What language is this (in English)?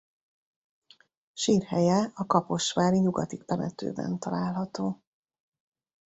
Hungarian